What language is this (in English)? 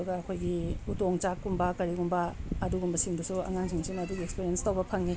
Manipuri